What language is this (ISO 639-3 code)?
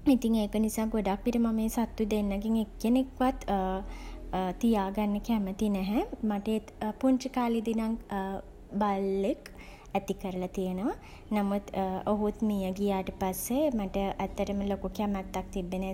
sin